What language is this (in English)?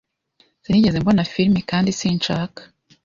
Kinyarwanda